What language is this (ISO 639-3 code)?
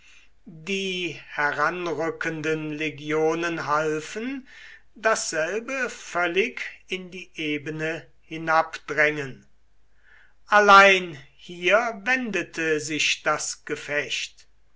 deu